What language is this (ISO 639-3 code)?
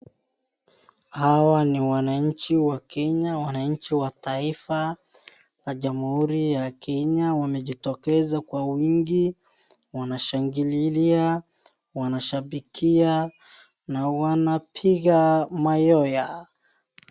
swa